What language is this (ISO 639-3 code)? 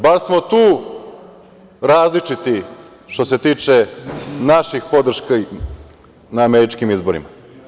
srp